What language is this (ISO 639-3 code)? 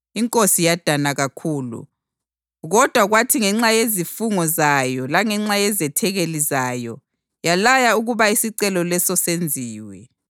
nde